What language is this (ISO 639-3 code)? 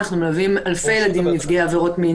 heb